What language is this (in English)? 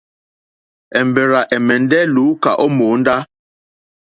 Mokpwe